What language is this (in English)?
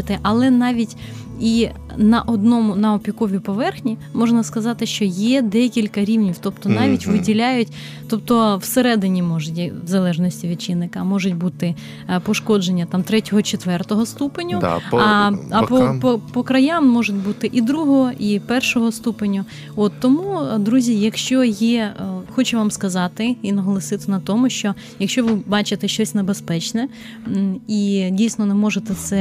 Ukrainian